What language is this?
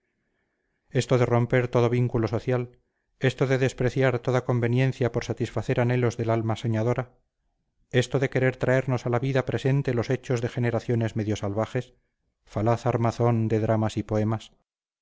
Spanish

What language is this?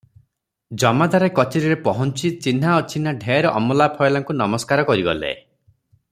Odia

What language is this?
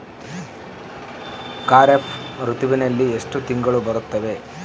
Kannada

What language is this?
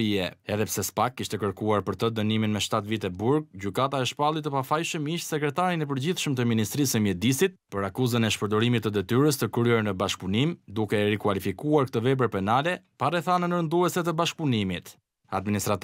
Romanian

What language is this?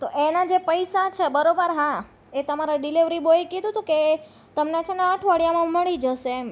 Gujarati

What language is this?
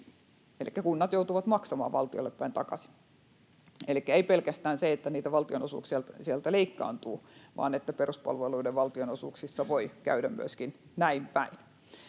Finnish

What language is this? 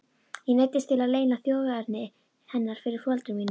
Icelandic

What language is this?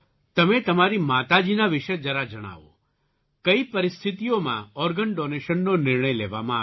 Gujarati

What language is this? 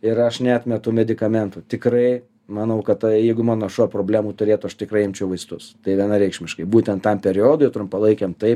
Lithuanian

